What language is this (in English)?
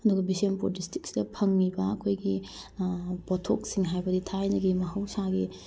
Manipuri